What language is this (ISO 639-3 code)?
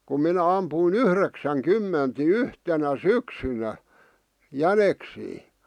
fin